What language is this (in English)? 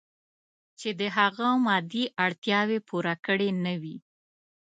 Pashto